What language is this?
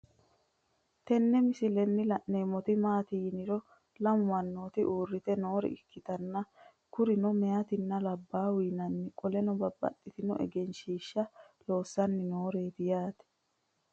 Sidamo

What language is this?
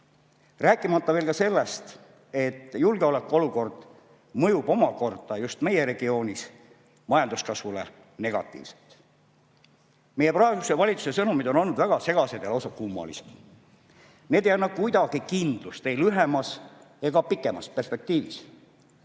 Estonian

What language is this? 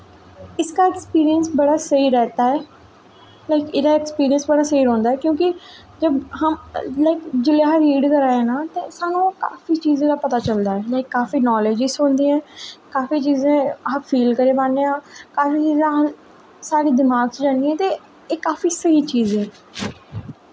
Dogri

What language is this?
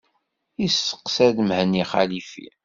Kabyle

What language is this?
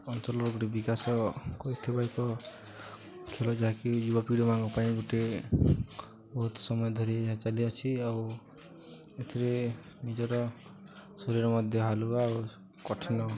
Odia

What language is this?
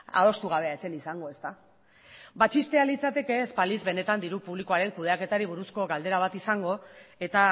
Basque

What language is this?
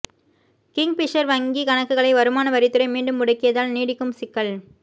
Tamil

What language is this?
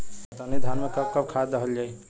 Bhojpuri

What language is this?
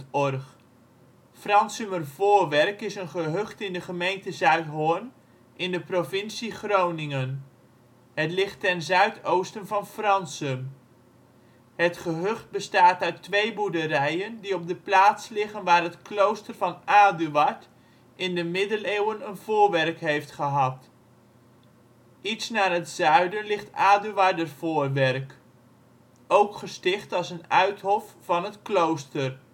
Dutch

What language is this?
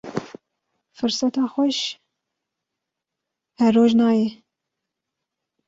Kurdish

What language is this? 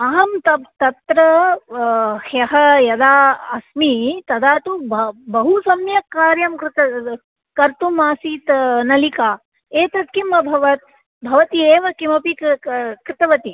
Sanskrit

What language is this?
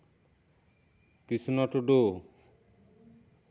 Santali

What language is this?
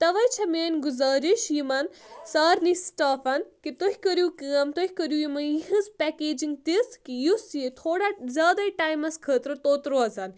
Kashmiri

